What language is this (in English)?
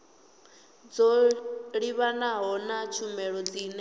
Venda